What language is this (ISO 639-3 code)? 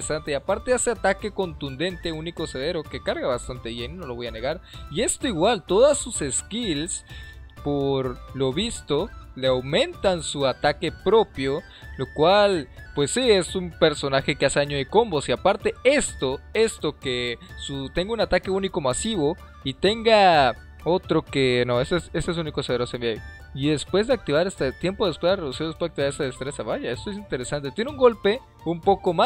spa